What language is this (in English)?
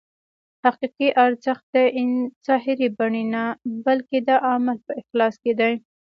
Pashto